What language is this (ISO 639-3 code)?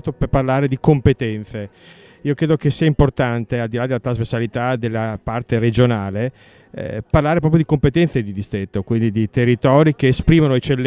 ita